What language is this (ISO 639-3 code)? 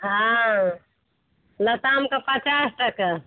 mai